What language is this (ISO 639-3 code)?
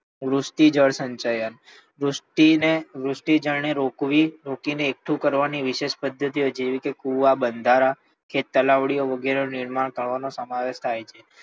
guj